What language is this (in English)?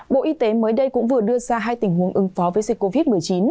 Vietnamese